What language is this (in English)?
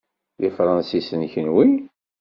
Kabyle